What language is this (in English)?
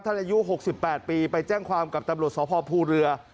Thai